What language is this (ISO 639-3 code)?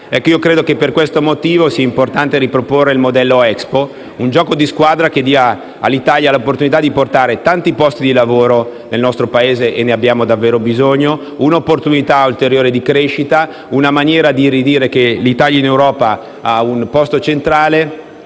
ita